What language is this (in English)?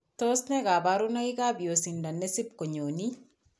Kalenjin